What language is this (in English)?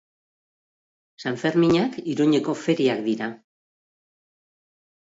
Basque